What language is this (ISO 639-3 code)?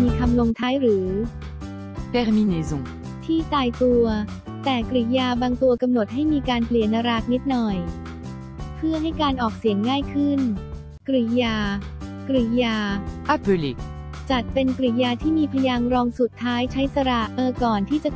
tha